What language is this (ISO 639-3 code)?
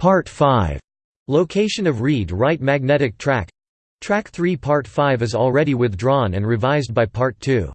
eng